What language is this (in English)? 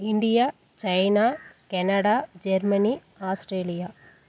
Tamil